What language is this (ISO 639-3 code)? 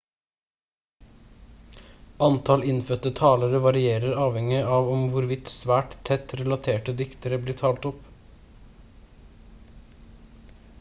nob